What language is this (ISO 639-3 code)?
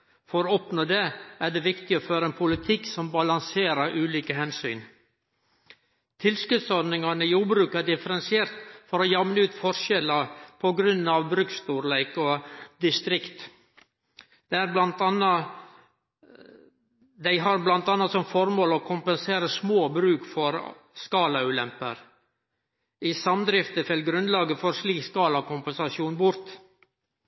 nno